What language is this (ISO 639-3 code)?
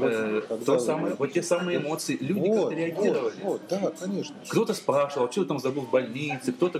rus